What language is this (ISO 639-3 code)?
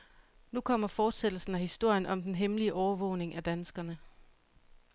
dan